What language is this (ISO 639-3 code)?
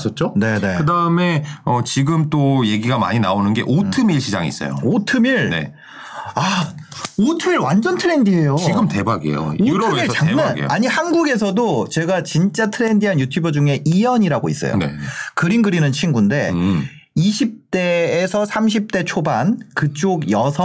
kor